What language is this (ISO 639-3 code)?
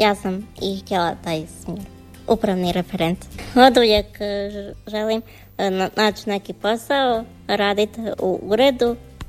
hrv